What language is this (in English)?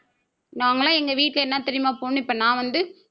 Tamil